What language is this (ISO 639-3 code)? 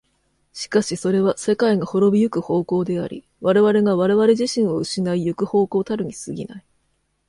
jpn